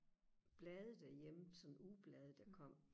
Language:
Danish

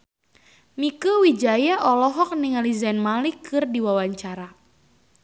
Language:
Sundanese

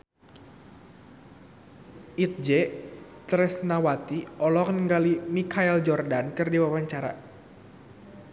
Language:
Sundanese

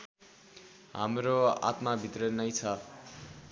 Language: Nepali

